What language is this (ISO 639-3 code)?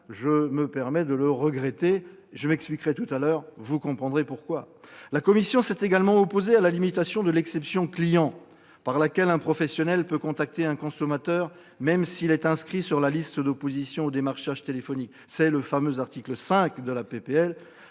fra